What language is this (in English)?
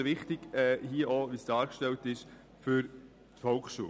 Swiss German